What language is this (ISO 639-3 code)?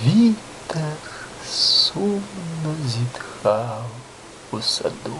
rus